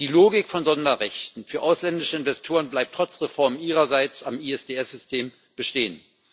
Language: German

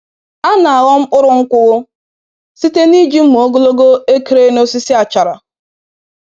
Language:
Igbo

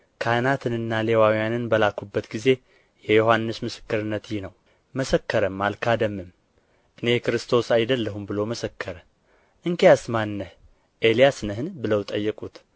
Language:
Amharic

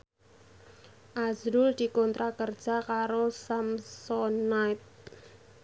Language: Javanese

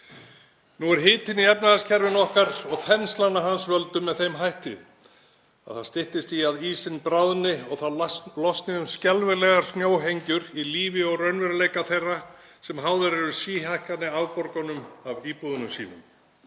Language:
Icelandic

